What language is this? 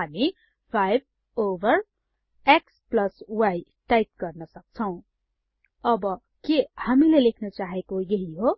Nepali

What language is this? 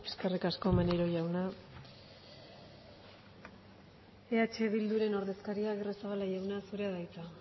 Basque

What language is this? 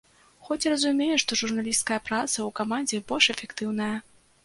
Belarusian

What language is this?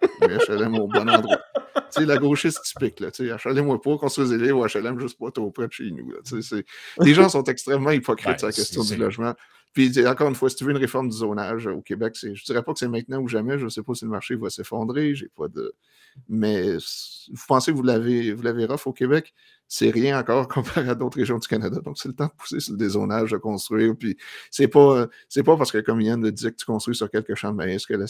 French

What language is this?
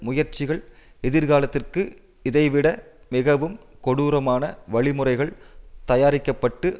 Tamil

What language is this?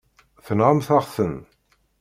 Kabyle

